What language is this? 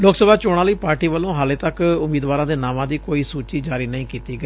Punjabi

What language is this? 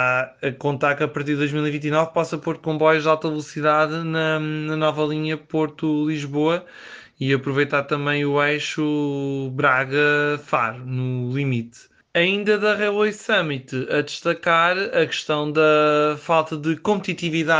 Portuguese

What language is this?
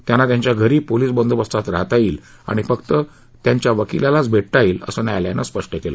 Marathi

